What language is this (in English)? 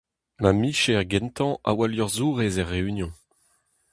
Breton